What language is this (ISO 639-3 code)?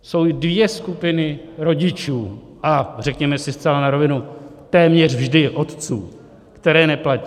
ces